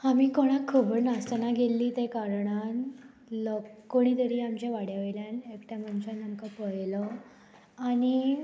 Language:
Konkani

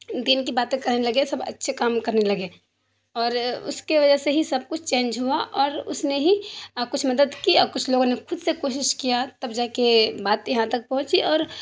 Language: Urdu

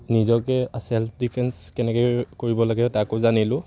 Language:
Assamese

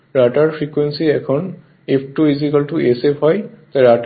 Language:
Bangla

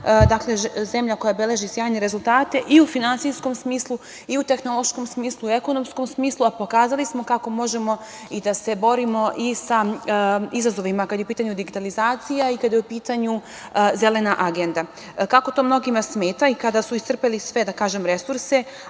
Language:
Serbian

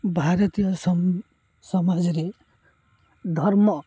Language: Odia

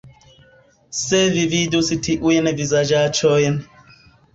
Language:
Esperanto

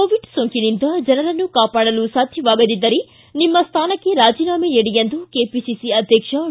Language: Kannada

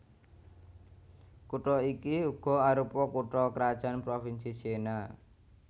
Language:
Javanese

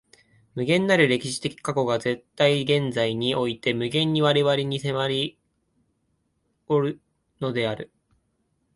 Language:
Japanese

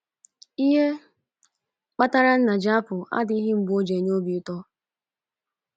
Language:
Igbo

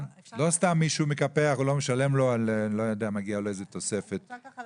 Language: Hebrew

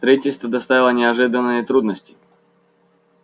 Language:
Russian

